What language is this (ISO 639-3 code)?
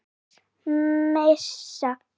isl